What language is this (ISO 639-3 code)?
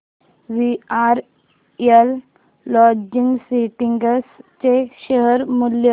mar